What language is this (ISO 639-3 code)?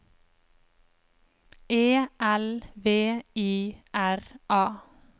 nor